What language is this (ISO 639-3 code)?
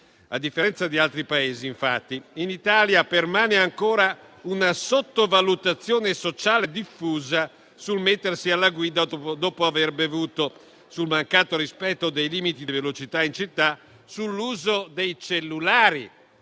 ita